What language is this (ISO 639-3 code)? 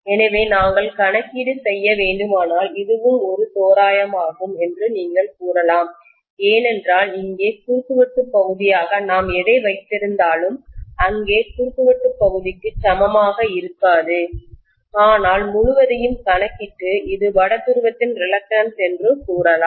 tam